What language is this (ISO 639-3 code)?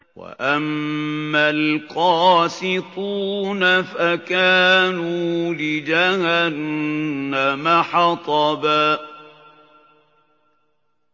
ara